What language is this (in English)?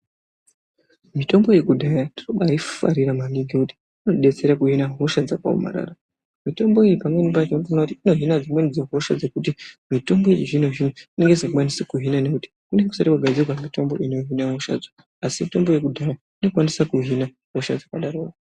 Ndau